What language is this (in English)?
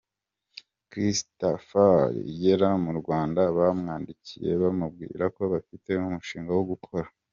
Kinyarwanda